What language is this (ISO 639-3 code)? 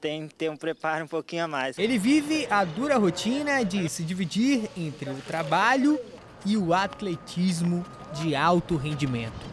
por